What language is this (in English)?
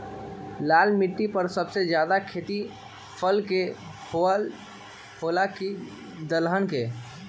Magahi